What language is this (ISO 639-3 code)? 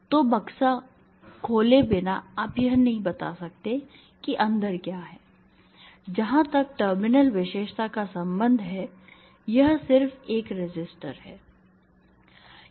hin